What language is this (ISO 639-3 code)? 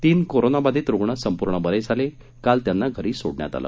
mar